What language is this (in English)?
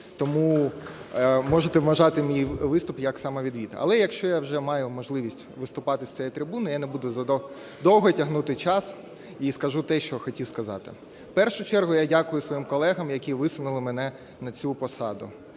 Ukrainian